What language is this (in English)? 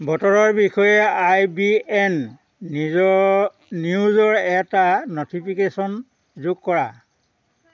Assamese